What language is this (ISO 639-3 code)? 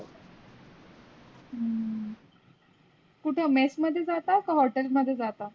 mar